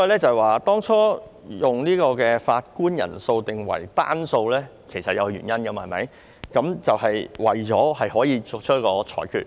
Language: Cantonese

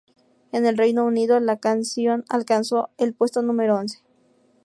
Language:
Spanish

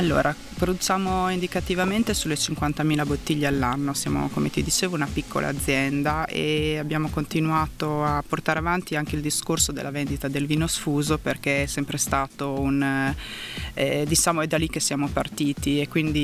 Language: Italian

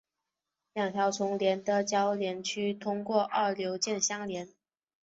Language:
Chinese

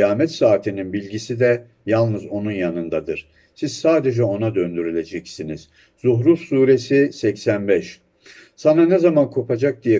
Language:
Turkish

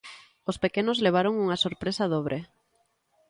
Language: Galician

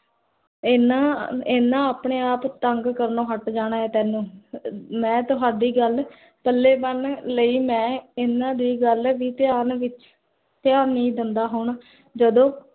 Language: Punjabi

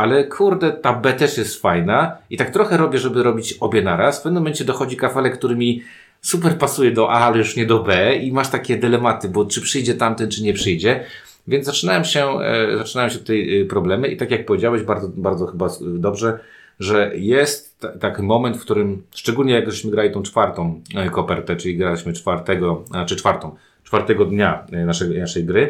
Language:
Polish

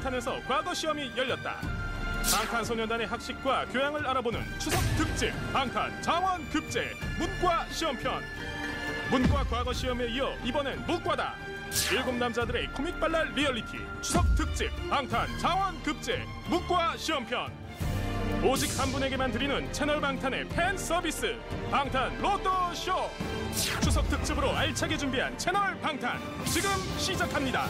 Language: Korean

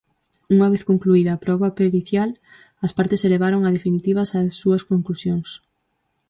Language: Galician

